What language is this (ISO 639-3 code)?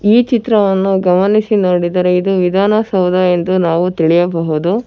kan